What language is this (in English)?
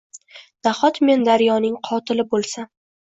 Uzbek